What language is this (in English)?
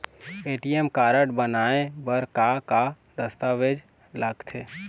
Chhattisgarhi